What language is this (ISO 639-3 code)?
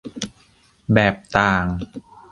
tha